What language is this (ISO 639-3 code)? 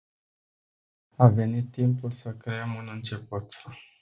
ron